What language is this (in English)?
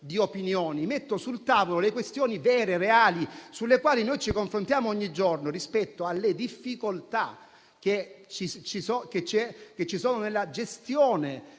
Italian